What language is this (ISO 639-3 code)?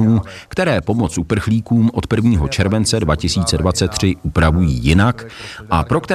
ces